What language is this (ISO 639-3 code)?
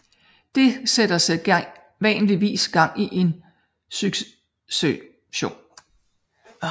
dan